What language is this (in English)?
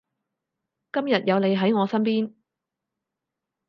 Cantonese